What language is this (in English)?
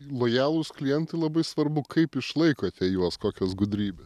Lithuanian